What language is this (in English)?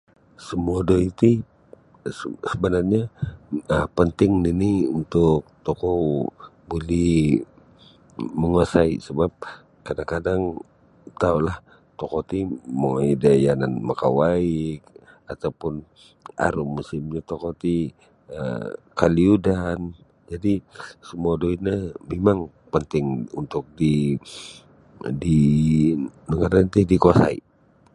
Sabah Bisaya